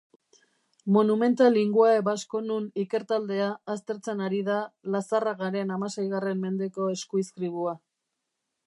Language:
Basque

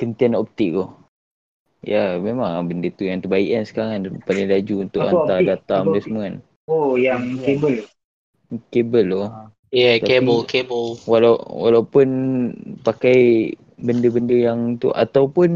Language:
Malay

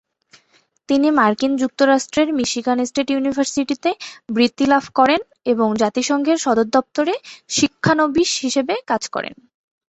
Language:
Bangla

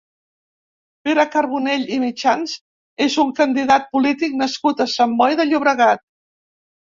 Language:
Catalan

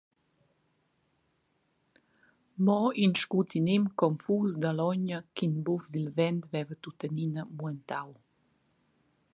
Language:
Romansh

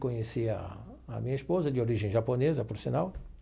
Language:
Portuguese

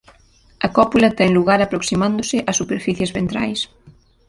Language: Galician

